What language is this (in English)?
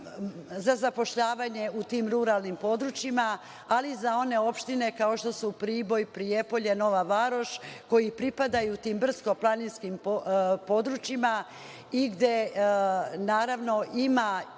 Serbian